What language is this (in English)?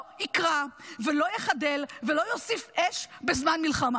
Hebrew